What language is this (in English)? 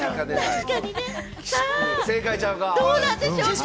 Japanese